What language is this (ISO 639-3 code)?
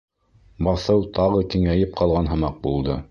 bak